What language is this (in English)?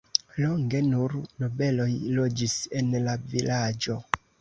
Esperanto